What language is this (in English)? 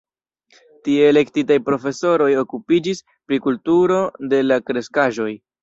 Esperanto